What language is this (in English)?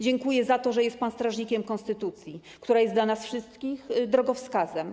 Polish